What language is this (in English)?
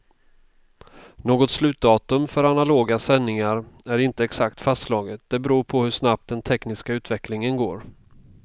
Swedish